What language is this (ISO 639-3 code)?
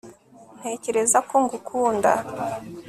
kin